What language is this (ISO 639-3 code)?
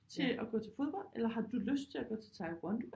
dan